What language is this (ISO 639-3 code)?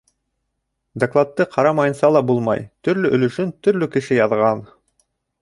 bak